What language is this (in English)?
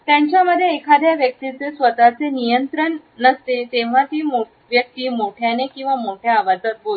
Marathi